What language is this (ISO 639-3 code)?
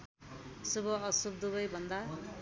nep